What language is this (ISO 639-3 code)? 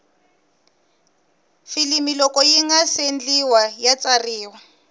tso